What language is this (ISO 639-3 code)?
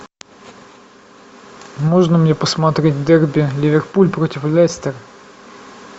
rus